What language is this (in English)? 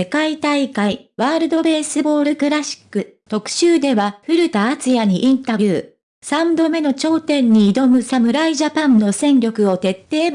Japanese